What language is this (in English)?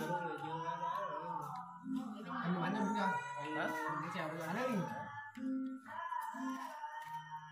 Vietnamese